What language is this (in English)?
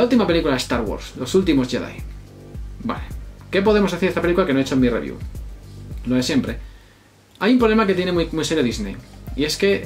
Spanish